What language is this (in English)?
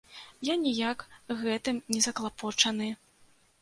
Belarusian